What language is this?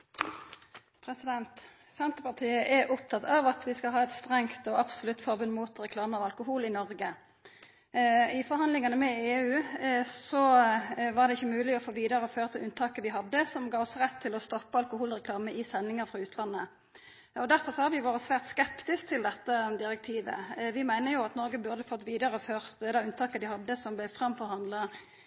Norwegian Nynorsk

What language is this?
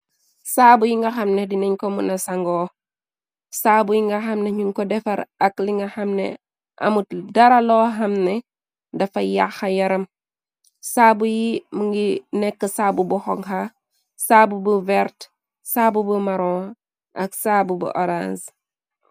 Wolof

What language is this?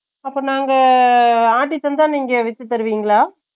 Tamil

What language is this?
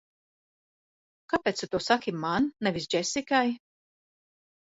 Latvian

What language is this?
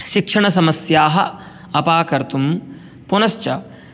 Sanskrit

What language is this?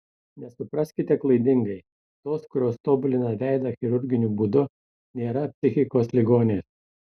Lithuanian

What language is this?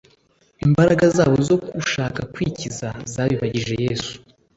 Kinyarwanda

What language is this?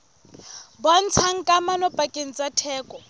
Southern Sotho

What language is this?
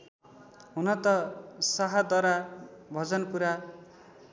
Nepali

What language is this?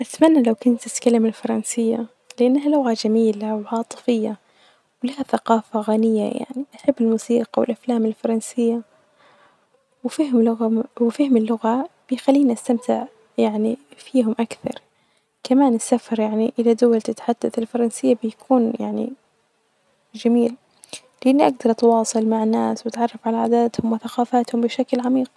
Najdi Arabic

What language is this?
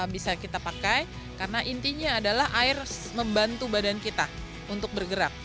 Indonesian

